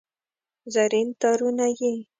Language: Pashto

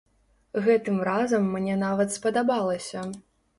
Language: Belarusian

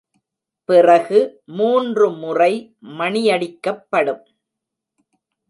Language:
Tamil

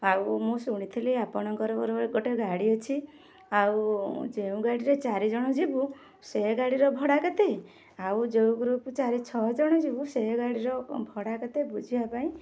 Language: Odia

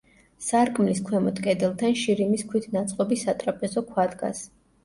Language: Georgian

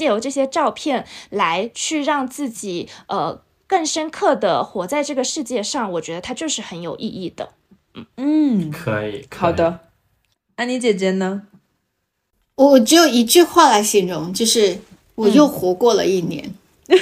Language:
Chinese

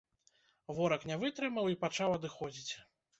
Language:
Belarusian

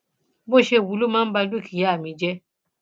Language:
Yoruba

